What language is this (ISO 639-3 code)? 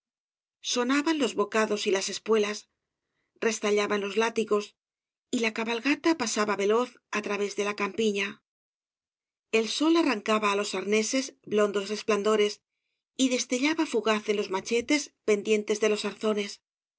spa